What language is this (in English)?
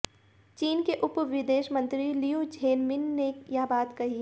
Hindi